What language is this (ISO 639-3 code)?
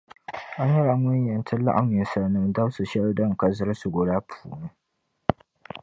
dag